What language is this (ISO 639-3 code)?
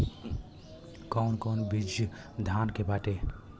bho